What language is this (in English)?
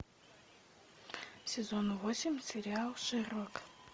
Russian